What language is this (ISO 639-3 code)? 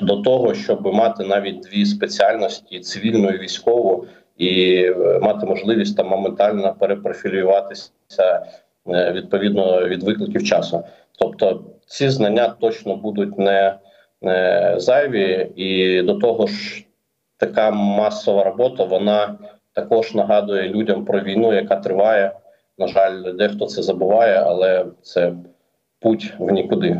ukr